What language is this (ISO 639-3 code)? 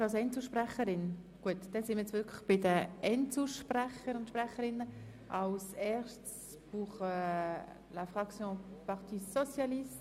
gsw